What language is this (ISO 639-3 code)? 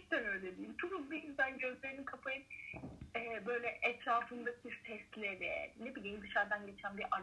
tur